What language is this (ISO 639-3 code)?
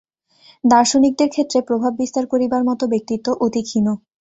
ben